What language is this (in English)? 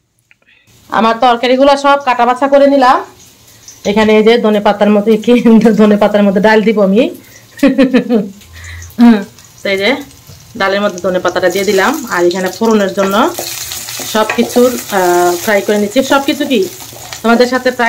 Arabic